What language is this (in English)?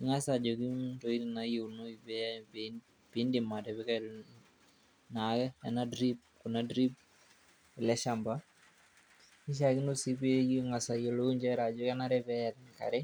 Masai